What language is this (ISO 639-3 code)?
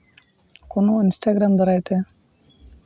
sat